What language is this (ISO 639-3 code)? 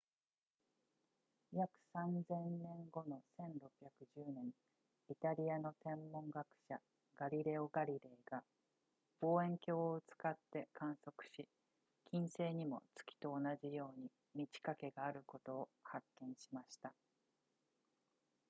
jpn